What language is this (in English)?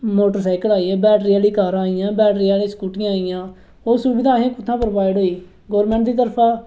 Dogri